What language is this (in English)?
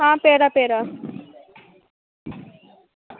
Dogri